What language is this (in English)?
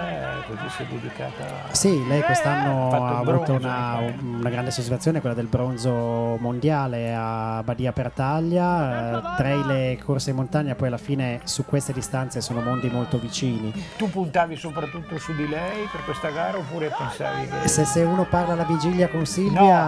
Italian